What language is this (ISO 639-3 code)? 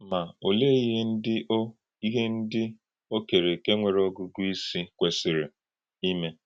ibo